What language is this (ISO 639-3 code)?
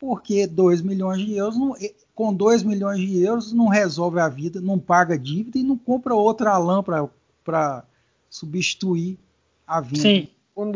por